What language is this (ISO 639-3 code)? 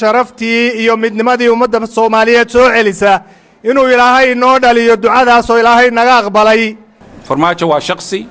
ara